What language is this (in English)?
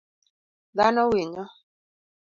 Luo (Kenya and Tanzania)